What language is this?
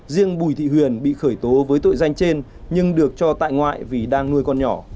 Vietnamese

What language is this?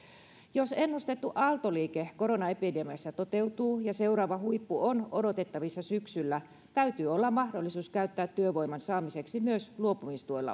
Finnish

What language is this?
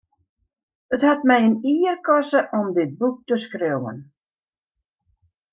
Western Frisian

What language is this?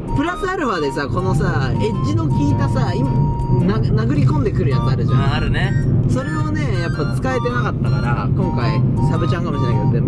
Japanese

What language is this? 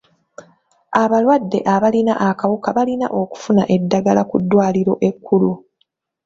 Ganda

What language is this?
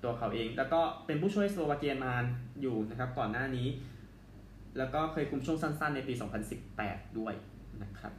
Thai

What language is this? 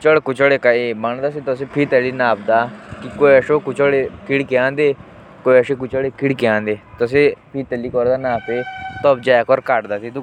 Jaunsari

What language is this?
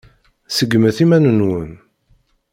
Kabyle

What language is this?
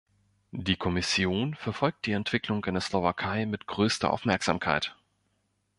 German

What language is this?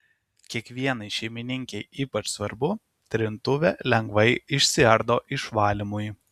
Lithuanian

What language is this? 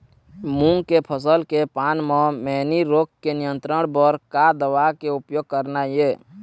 Chhattisgarhi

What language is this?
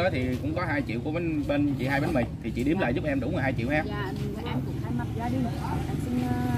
Vietnamese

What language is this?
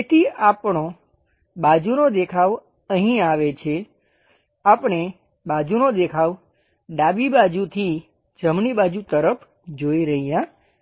Gujarati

